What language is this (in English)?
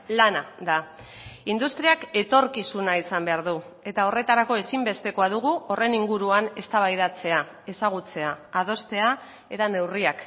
Basque